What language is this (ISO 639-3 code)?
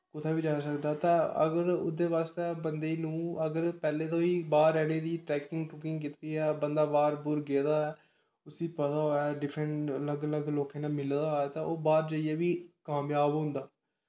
doi